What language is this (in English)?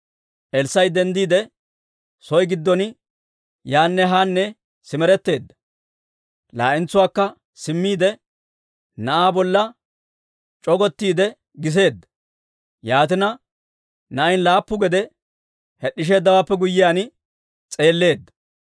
Dawro